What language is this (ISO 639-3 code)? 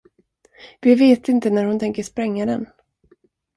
swe